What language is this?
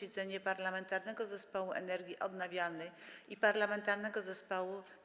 Polish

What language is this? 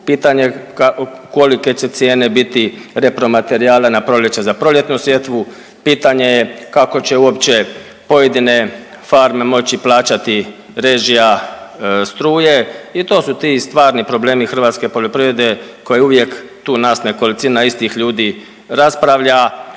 Croatian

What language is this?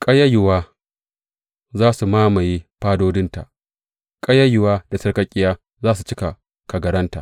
Hausa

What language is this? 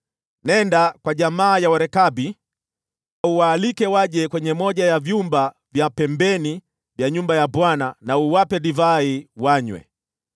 Swahili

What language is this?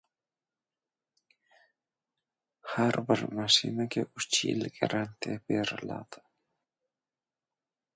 Uzbek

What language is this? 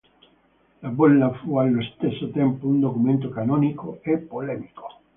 Italian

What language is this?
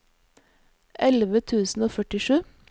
Norwegian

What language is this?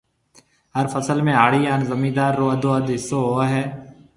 Marwari (Pakistan)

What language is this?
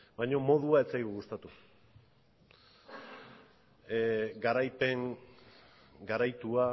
Basque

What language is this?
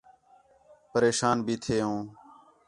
Khetrani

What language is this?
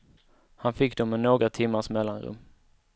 Swedish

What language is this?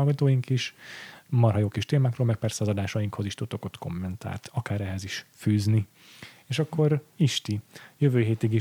Hungarian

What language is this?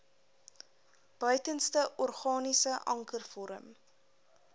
Afrikaans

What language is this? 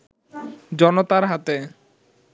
Bangla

